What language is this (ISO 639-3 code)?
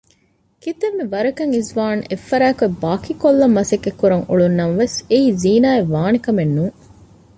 div